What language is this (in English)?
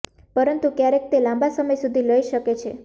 Gujarati